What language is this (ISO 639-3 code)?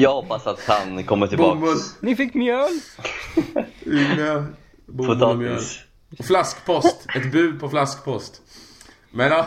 swe